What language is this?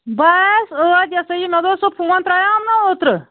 Kashmiri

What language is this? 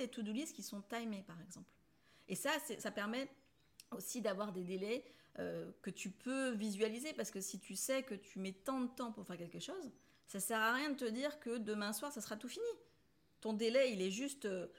French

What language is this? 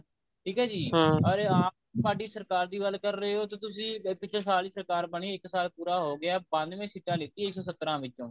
Punjabi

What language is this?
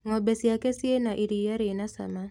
Kikuyu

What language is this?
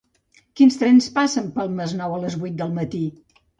Catalan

